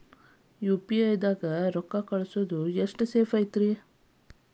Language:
Kannada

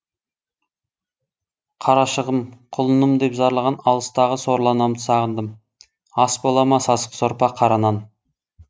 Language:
Kazakh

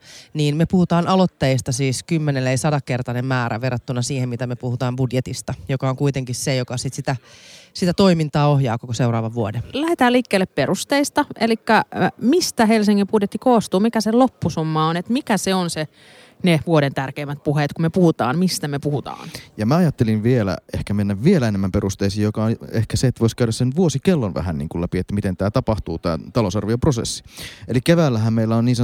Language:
Finnish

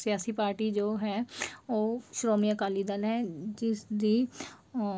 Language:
Punjabi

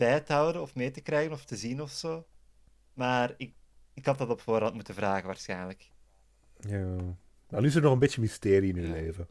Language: Dutch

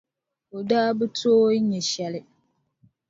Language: Dagbani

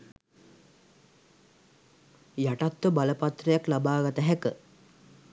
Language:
Sinhala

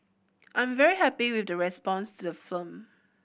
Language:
English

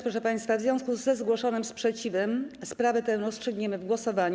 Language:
Polish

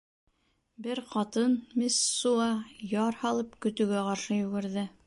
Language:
Bashkir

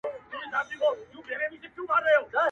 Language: Pashto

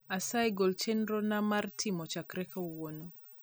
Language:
Luo (Kenya and Tanzania)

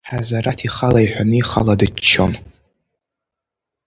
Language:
Abkhazian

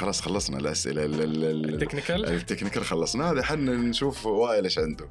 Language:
Arabic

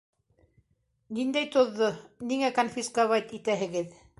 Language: Bashkir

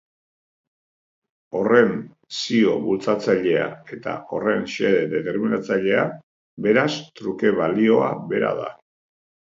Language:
Basque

